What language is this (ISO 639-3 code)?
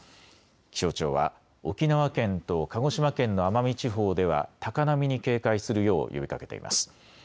jpn